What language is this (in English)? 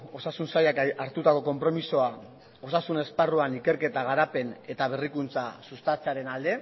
Basque